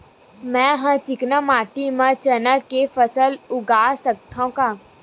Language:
Chhattisgarhi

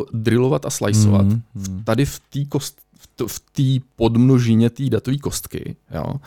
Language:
Czech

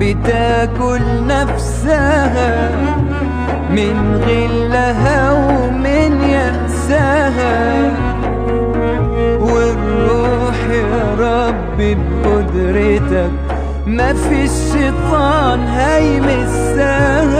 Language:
Arabic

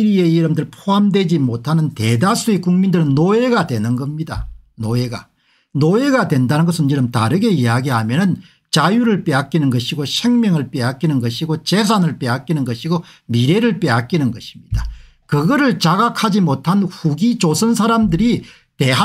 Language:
Korean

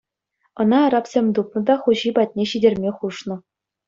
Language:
Chuvash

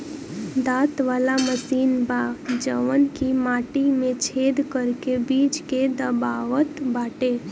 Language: Bhojpuri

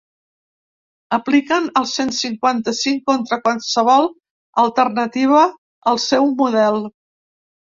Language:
Catalan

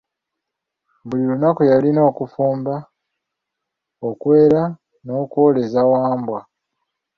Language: Ganda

